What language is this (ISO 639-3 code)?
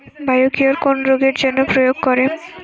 ben